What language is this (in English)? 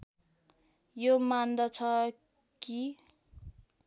Nepali